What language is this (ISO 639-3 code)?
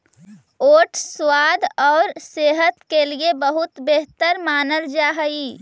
mag